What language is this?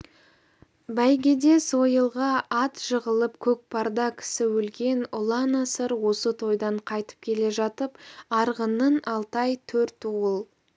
Kazakh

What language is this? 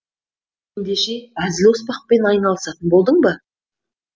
Kazakh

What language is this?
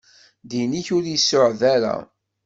Kabyle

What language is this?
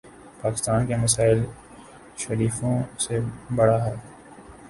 Urdu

